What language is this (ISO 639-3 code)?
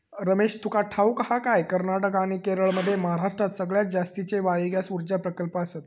mar